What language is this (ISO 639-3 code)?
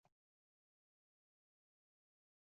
zho